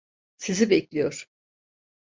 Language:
Turkish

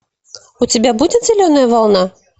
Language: Russian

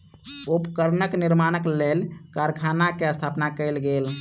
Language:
Maithili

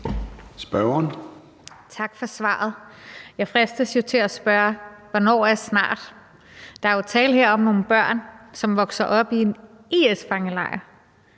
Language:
Danish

